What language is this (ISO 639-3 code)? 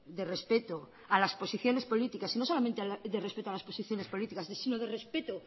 spa